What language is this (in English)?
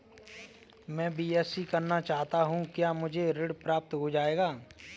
Hindi